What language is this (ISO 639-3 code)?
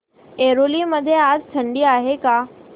mar